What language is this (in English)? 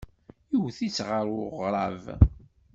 Kabyle